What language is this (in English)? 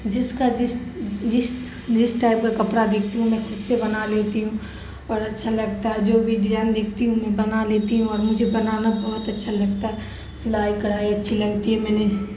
Urdu